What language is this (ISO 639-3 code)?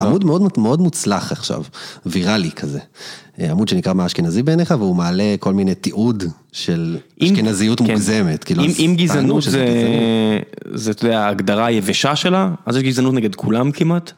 heb